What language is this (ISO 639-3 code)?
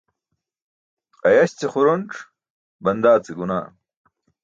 bsk